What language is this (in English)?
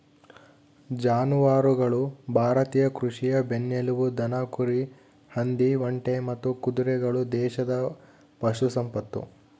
Kannada